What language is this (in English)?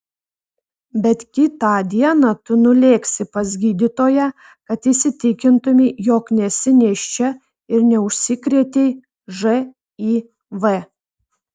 Lithuanian